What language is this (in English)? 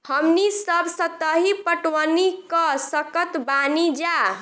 Bhojpuri